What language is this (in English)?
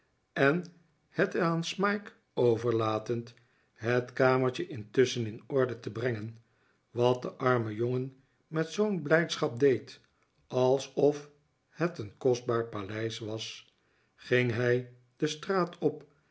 Dutch